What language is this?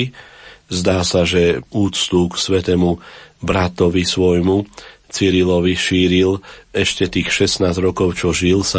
Slovak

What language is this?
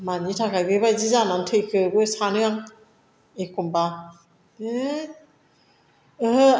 Bodo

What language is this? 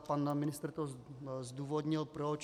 Czech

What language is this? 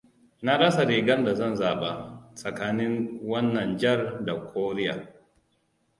Hausa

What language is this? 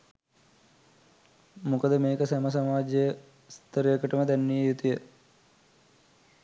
Sinhala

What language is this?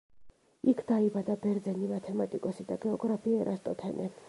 Georgian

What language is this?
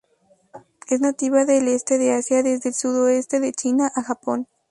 Spanish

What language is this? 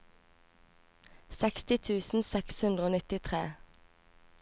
Norwegian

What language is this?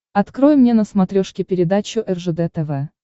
Russian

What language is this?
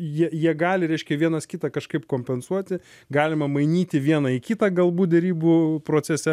Lithuanian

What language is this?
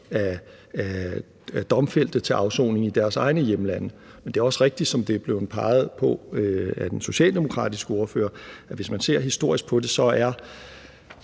Danish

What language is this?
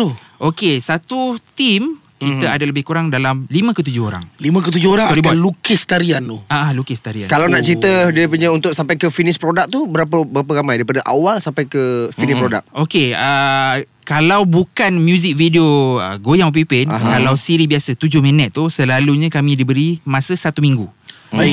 Malay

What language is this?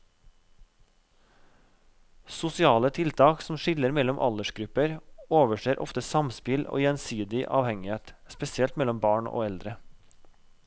Norwegian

